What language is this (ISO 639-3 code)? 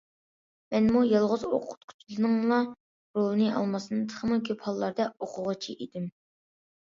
uig